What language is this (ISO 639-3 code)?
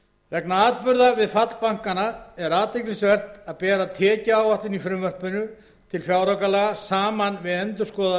isl